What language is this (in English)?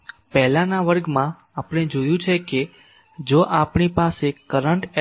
Gujarati